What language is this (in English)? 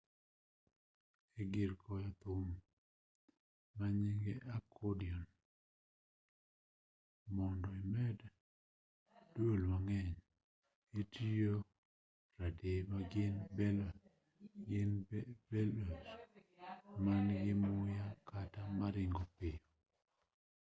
Luo (Kenya and Tanzania)